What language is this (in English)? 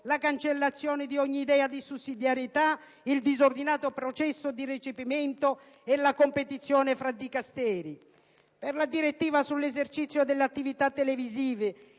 Italian